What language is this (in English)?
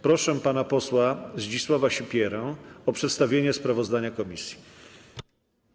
Polish